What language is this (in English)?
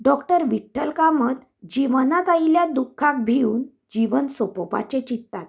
Konkani